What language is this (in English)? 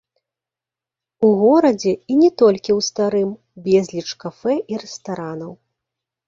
Belarusian